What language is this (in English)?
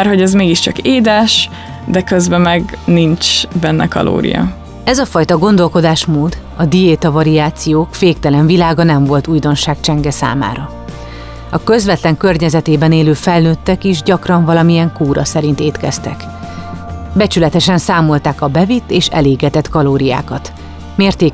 Hungarian